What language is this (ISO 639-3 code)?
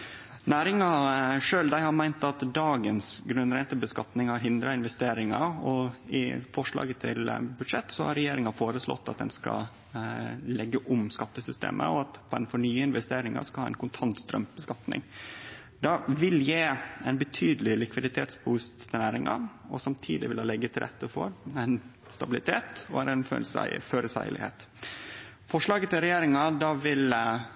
nno